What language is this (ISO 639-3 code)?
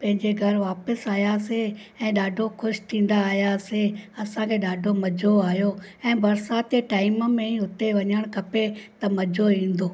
snd